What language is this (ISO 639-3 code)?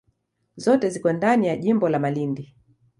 swa